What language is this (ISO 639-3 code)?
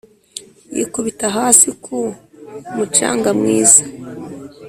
kin